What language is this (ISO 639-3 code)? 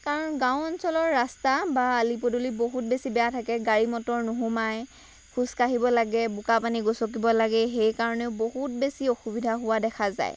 asm